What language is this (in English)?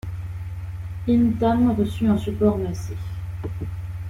French